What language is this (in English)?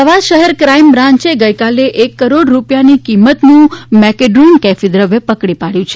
Gujarati